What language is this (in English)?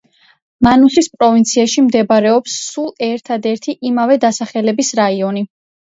Georgian